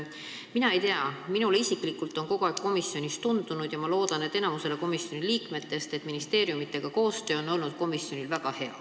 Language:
Estonian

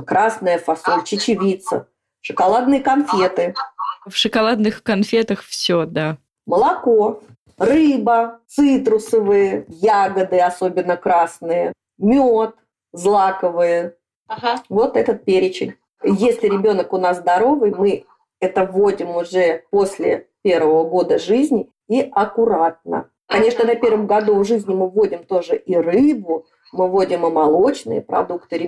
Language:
Russian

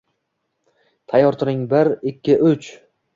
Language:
Uzbek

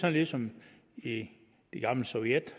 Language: Danish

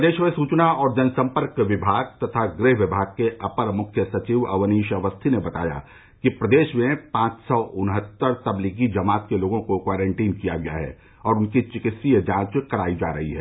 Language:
Hindi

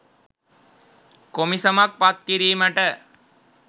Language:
Sinhala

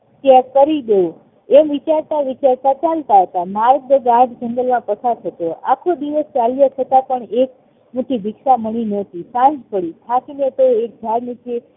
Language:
Gujarati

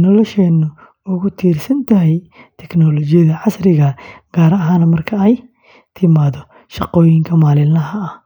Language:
Somali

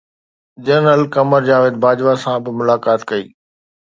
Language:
Sindhi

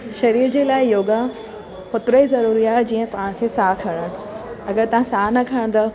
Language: Sindhi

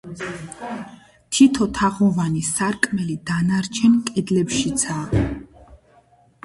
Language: Georgian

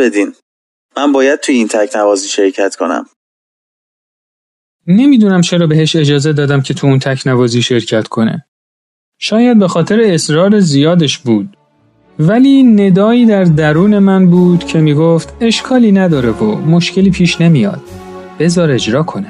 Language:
Persian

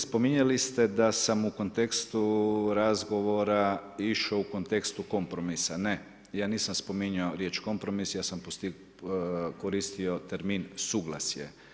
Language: Croatian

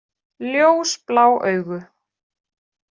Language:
Icelandic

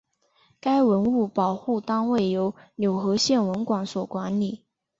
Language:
Chinese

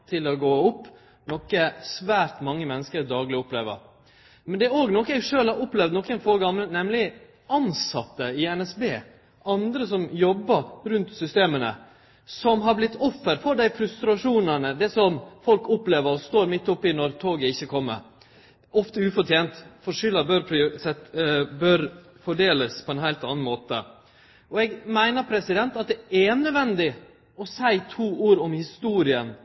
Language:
Norwegian Nynorsk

